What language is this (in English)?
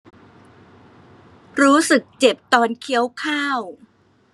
Thai